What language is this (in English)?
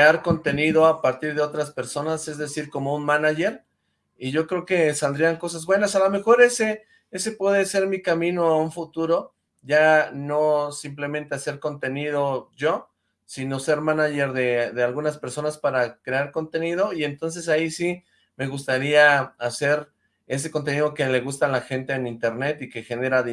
Spanish